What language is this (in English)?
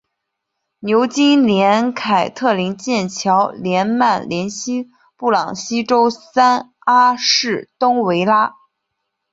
Chinese